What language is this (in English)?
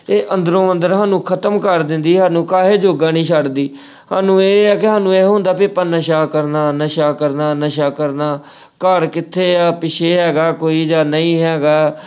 Punjabi